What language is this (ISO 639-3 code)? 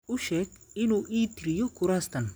som